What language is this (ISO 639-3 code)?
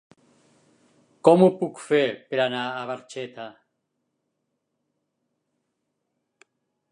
cat